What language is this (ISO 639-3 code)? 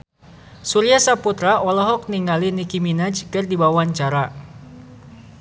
sun